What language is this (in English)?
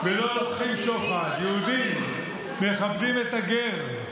Hebrew